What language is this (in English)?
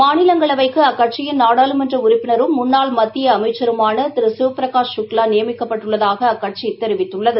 Tamil